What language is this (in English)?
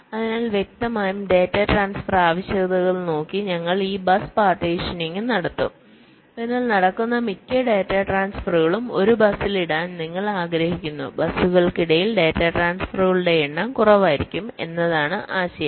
Malayalam